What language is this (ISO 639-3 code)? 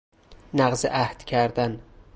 fas